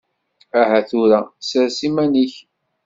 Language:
Kabyle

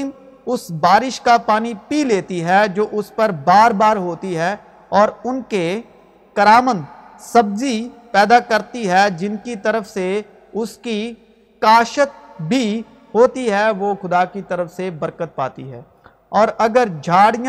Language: Urdu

